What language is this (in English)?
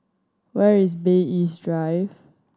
English